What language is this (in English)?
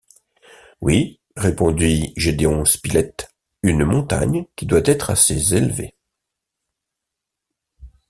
French